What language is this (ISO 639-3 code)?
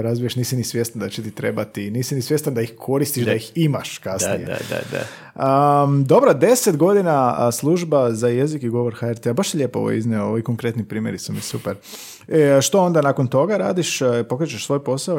hrv